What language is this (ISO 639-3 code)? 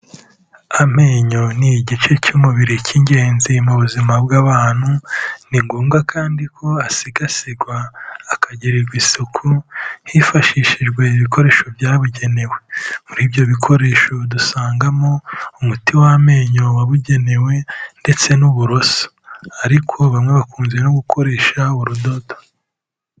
kin